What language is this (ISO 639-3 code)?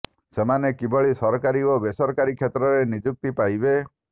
ori